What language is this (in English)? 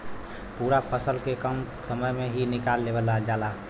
Bhojpuri